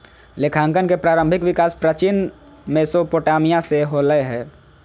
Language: Magahi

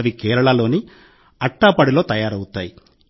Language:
Telugu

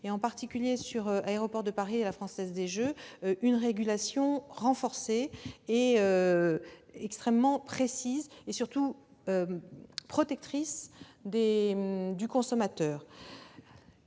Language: French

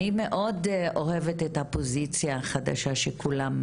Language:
Hebrew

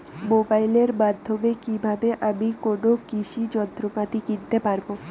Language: Bangla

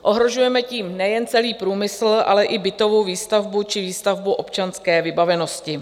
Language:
Czech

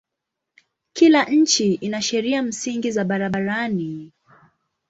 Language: Swahili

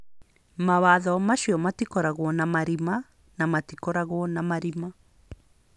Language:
Kikuyu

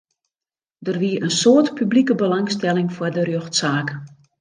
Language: Western Frisian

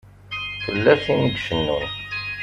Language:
Kabyle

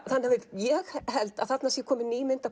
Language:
Icelandic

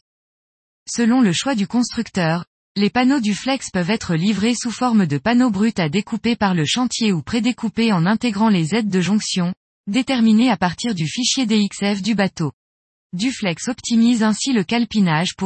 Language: French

